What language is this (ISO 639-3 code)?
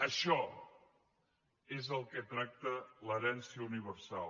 cat